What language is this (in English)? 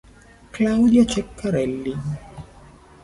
Italian